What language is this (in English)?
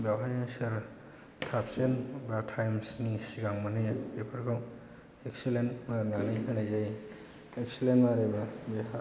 Bodo